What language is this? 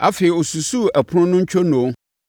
Akan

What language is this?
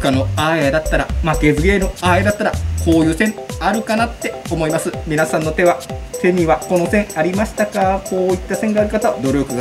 Japanese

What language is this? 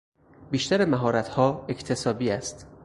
Persian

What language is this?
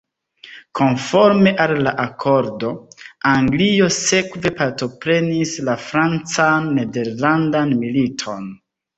Esperanto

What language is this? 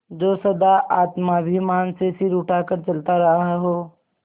Hindi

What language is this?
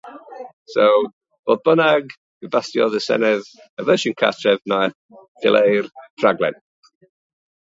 Welsh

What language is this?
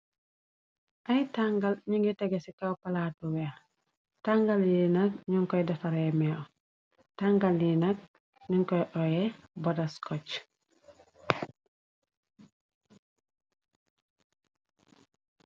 Wolof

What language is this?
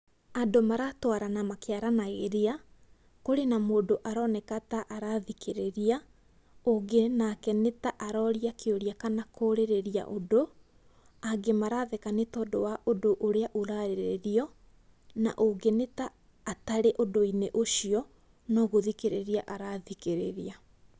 Kikuyu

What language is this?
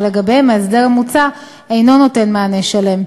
Hebrew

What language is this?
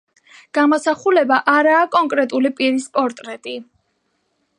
Georgian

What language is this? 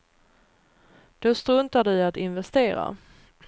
Swedish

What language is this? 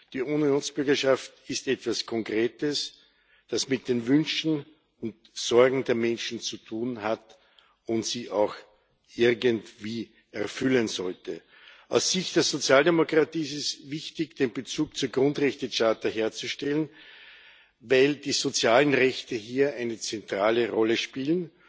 German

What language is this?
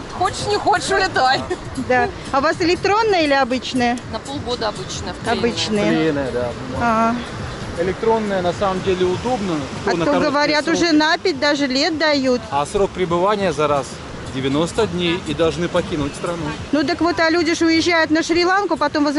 Russian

